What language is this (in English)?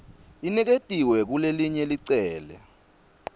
Swati